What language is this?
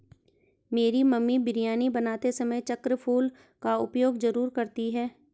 Hindi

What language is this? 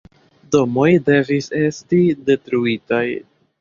Esperanto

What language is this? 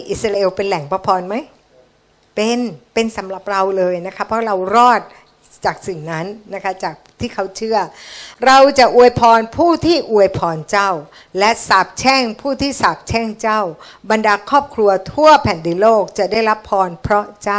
Thai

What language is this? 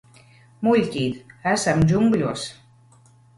Latvian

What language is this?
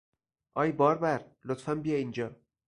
Persian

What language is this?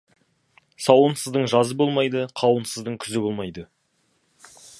Kazakh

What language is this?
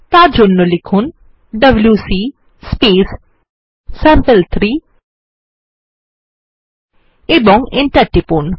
Bangla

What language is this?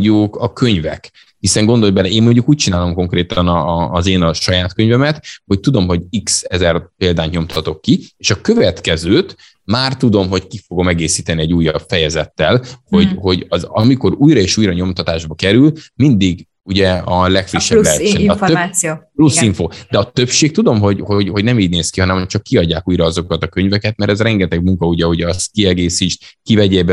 Hungarian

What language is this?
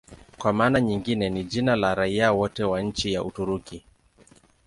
Swahili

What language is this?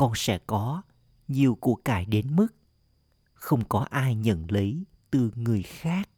Vietnamese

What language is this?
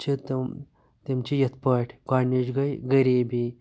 Kashmiri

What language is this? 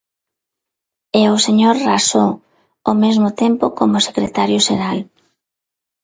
Galician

